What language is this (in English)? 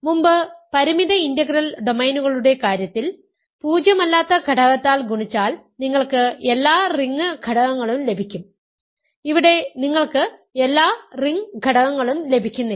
Malayalam